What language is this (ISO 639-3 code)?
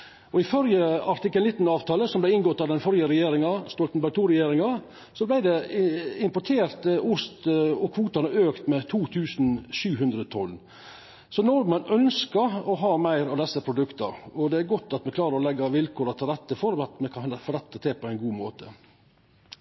nno